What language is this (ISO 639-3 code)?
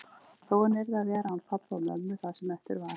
isl